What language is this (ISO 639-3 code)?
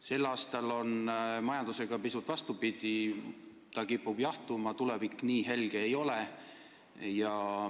est